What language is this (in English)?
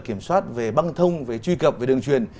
Vietnamese